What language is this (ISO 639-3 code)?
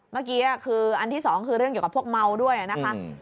tha